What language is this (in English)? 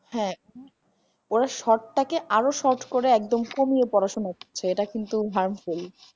Bangla